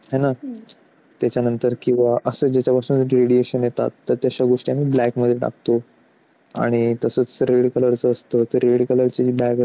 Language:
Marathi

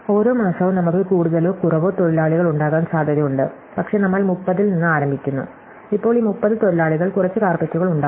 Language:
Malayalam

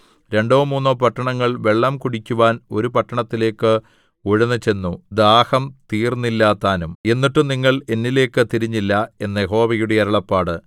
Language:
Malayalam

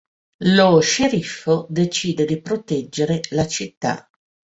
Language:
Italian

